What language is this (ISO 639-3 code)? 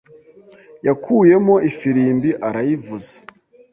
kin